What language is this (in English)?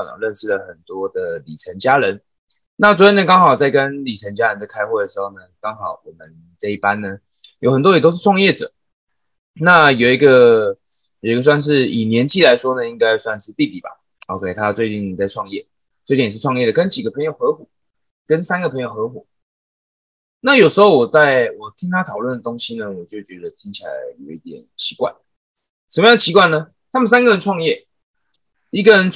Chinese